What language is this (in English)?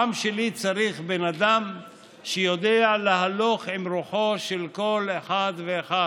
Hebrew